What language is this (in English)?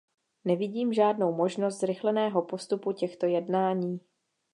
Czech